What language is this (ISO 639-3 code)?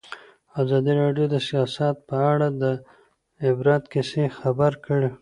pus